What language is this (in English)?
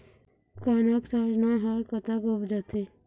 Chhattisgarhi